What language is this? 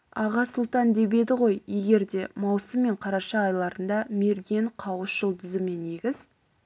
Kazakh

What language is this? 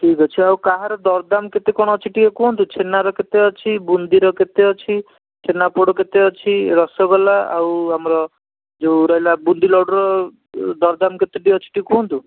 Odia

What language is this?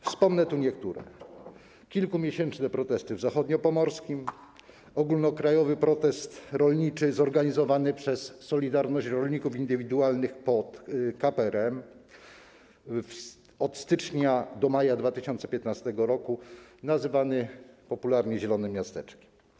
Polish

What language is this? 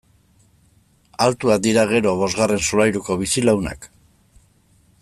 Basque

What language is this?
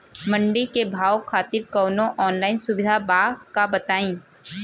Bhojpuri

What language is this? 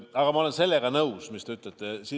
Estonian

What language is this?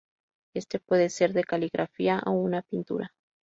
Spanish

